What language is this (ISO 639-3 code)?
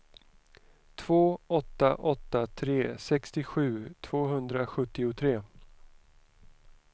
swe